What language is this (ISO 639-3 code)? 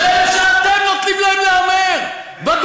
heb